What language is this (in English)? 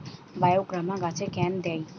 Bangla